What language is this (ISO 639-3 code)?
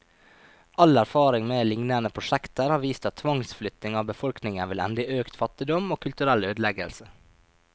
nor